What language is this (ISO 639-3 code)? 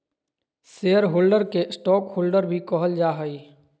mag